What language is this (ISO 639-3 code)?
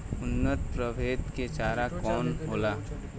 bho